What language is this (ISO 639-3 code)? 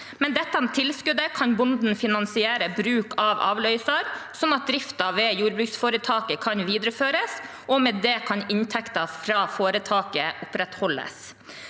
nor